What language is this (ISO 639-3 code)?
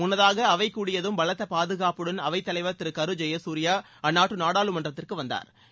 tam